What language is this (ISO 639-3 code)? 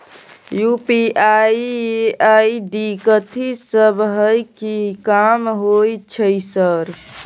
mai